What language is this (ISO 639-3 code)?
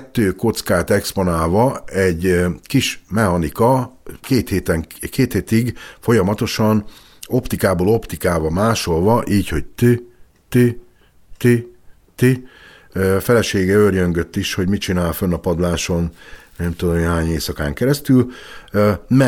hun